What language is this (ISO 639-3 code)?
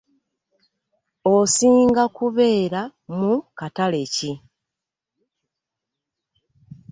lug